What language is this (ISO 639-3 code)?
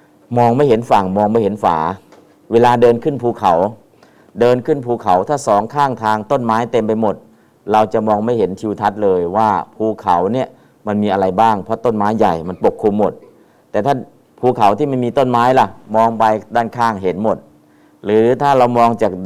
tha